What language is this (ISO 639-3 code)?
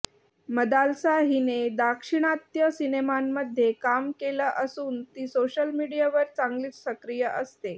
mar